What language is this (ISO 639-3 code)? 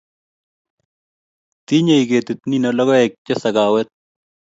kln